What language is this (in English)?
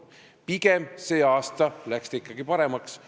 Estonian